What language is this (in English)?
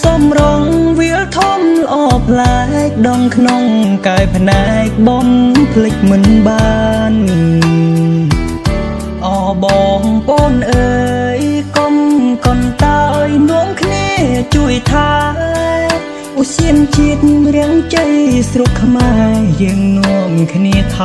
Thai